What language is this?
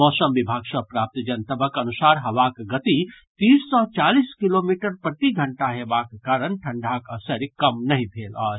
Maithili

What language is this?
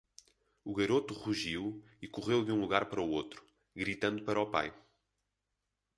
Portuguese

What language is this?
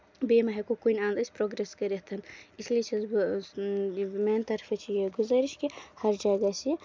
Kashmiri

